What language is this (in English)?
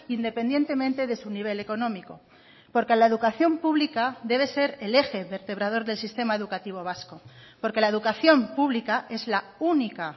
Spanish